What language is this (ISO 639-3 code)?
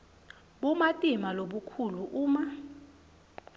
ssw